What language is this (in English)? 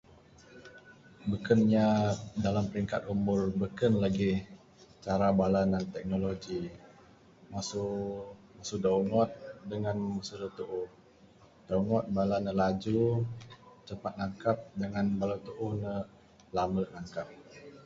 Bukar-Sadung Bidayuh